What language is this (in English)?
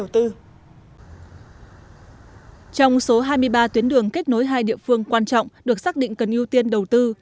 Vietnamese